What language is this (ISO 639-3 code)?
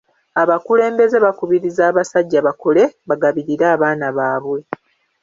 lug